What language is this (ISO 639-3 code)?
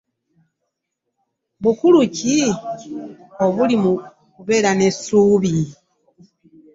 lug